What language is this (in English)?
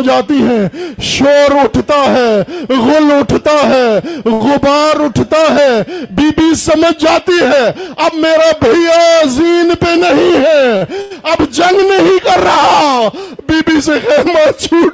Urdu